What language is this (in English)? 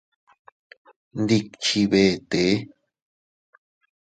Teutila Cuicatec